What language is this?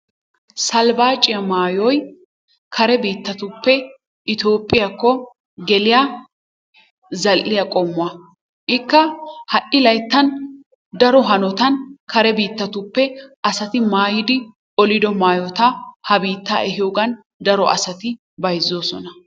Wolaytta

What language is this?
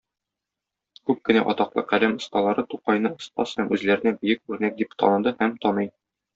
Tatar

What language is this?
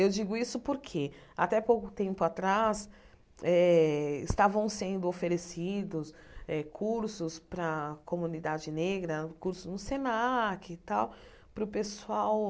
Portuguese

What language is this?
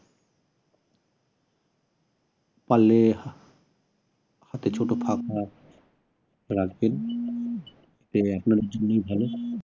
Bangla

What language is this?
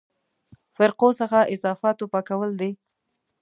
Pashto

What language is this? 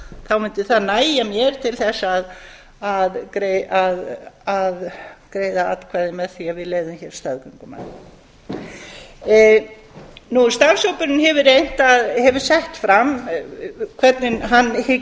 Icelandic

